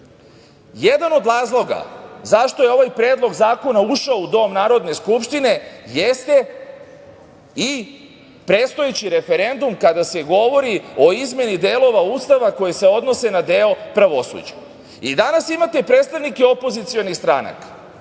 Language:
Serbian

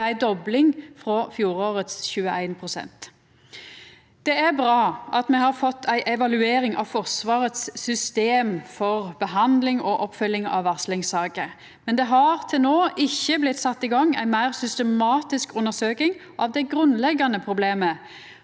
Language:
Norwegian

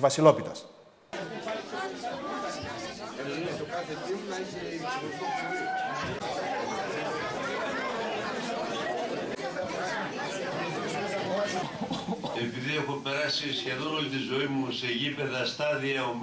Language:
Greek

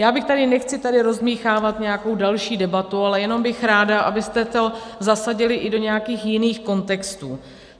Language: Czech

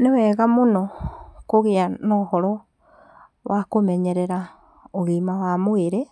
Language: Kikuyu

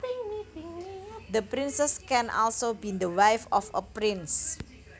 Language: Javanese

